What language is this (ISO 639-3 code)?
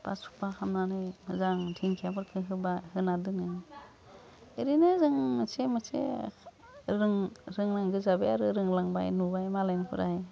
brx